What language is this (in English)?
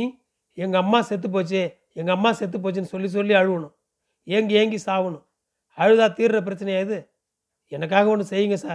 Tamil